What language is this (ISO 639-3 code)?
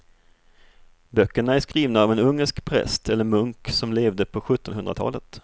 swe